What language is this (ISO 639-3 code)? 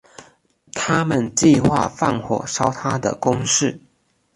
zho